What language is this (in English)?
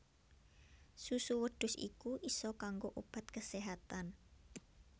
Javanese